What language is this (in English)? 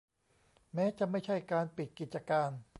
Thai